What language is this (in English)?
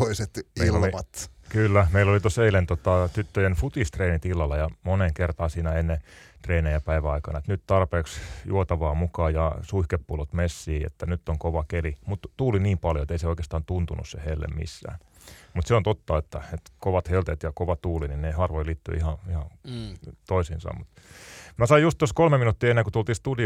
Finnish